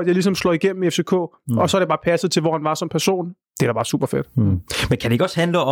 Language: Danish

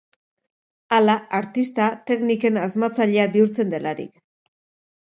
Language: Basque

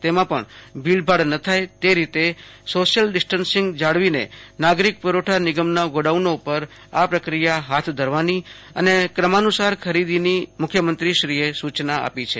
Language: Gujarati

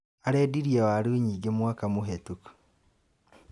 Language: Kikuyu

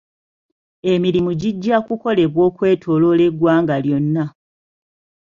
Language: Ganda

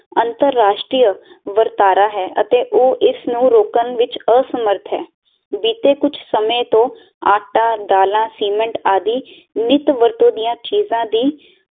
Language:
Punjabi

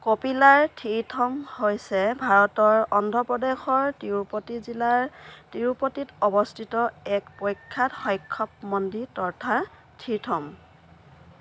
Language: Assamese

